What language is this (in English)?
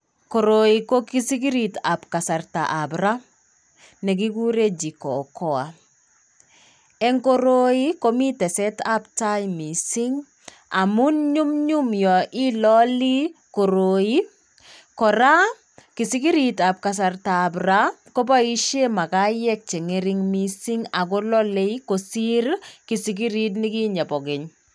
Kalenjin